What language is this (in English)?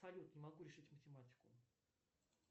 Russian